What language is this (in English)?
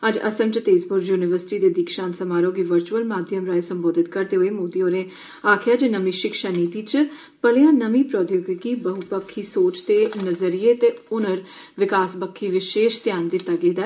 Dogri